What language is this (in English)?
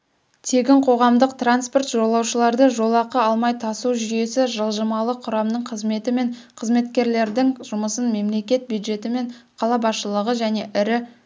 Kazakh